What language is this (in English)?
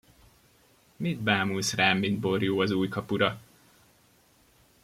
Hungarian